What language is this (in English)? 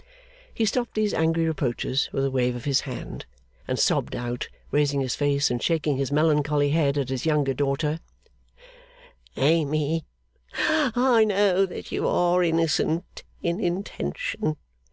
English